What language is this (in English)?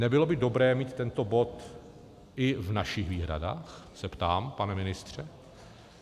Czech